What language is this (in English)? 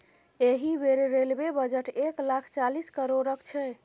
Maithili